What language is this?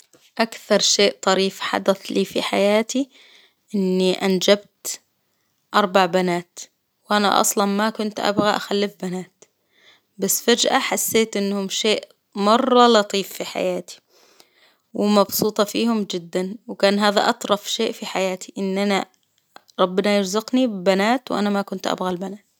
Hijazi Arabic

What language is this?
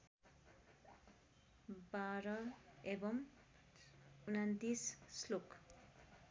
Nepali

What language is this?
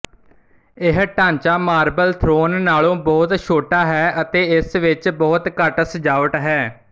Punjabi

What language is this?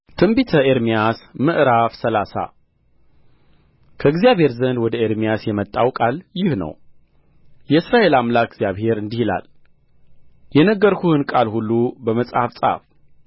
Amharic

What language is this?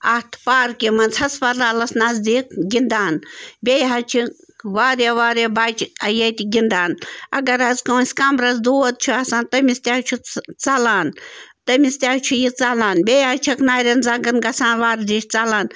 Kashmiri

